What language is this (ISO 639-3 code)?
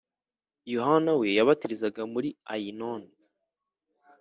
kin